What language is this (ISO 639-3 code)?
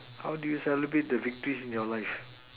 eng